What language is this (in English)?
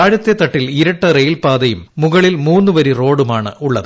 Malayalam